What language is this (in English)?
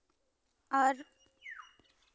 Santali